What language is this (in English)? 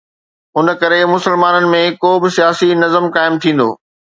Sindhi